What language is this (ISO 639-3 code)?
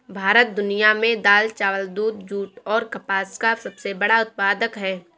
hin